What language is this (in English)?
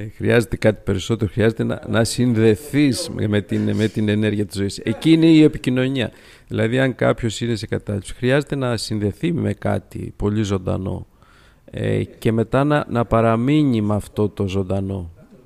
Greek